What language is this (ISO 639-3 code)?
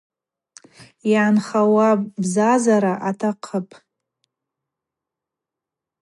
abq